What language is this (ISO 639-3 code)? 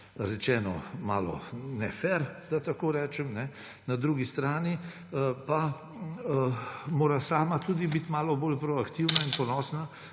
slv